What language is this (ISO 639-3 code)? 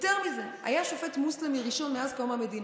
heb